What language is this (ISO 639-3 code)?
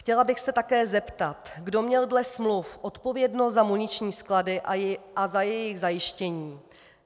ces